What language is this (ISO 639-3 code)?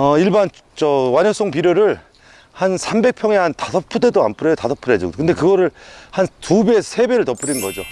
kor